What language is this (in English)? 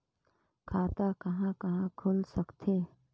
Chhattisgarhi